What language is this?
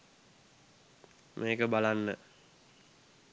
Sinhala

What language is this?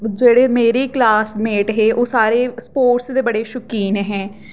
Dogri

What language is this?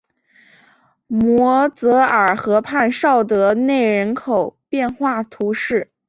Chinese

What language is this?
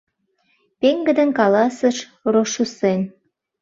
Mari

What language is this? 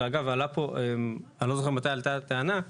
Hebrew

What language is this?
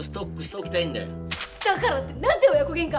Japanese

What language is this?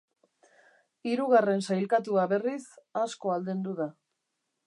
Basque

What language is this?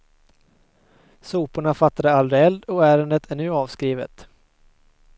Swedish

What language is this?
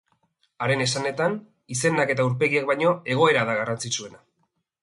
Basque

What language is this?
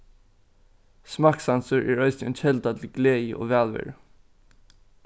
Faroese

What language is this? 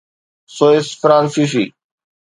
Sindhi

